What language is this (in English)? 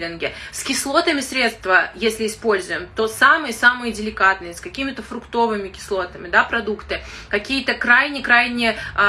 Russian